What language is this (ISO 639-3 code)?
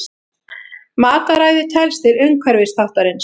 isl